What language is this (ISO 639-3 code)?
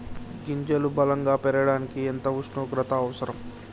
tel